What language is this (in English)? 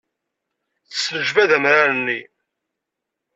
Kabyle